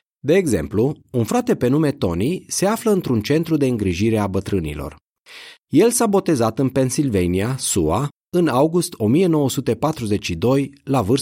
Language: Romanian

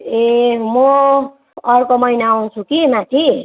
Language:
Nepali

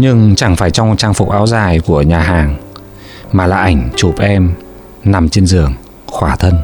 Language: Vietnamese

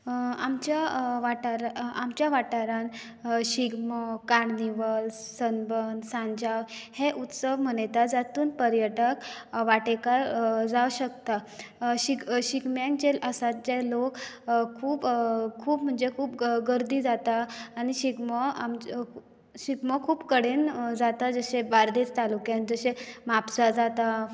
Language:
Konkani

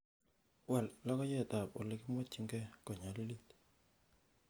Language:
Kalenjin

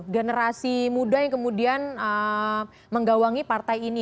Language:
Indonesian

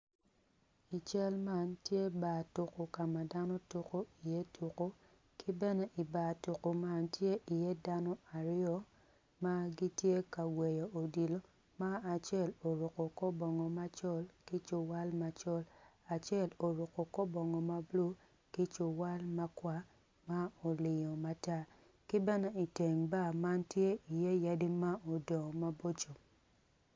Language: Acoli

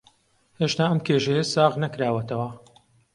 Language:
Central Kurdish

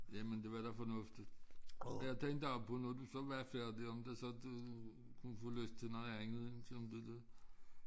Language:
Danish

